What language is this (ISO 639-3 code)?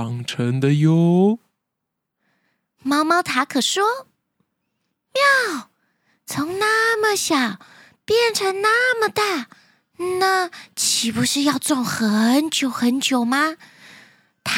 zho